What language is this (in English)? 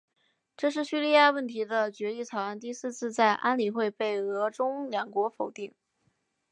Chinese